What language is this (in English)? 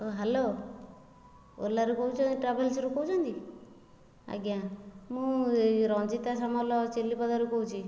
Odia